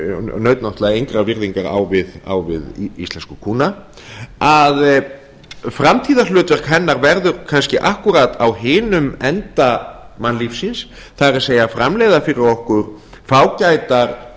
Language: Icelandic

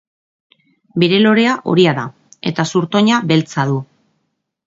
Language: Basque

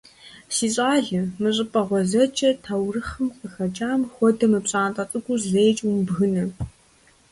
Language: Kabardian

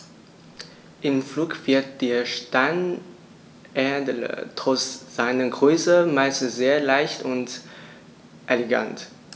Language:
German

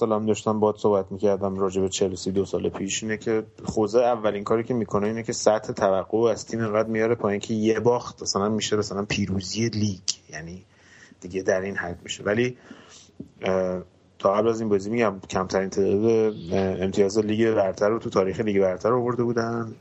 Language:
Persian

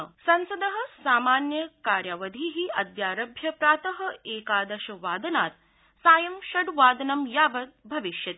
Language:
Sanskrit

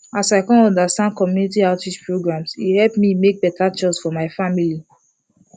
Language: Nigerian Pidgin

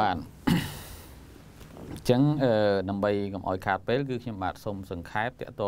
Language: Thai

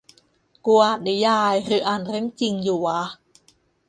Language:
Thai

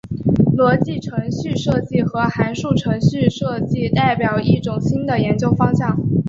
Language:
Chinese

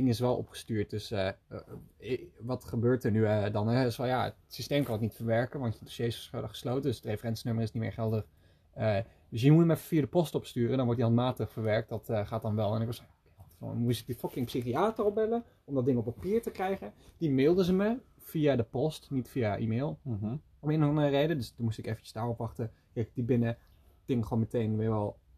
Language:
Dutch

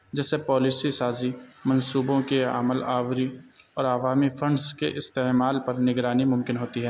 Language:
Urdu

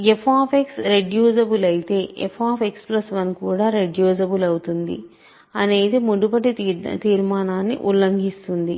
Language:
Telugu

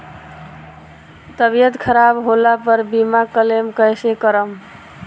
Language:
Bhojpuri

